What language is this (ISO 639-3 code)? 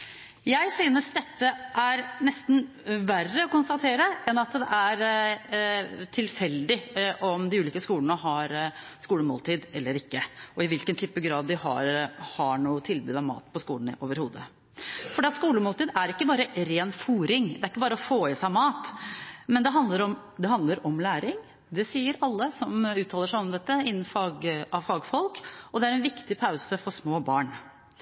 nob